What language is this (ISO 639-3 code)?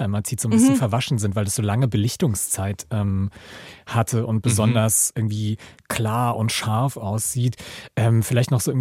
deu